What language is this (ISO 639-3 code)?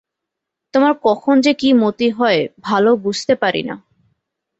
ben